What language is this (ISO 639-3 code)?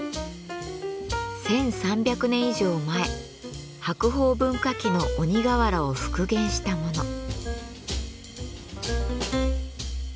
jpn